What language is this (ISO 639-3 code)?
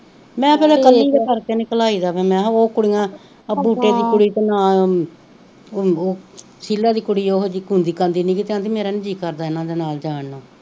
pan